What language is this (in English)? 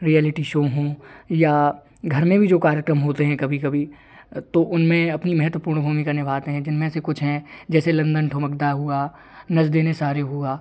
Hindi